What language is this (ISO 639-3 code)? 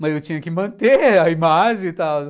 por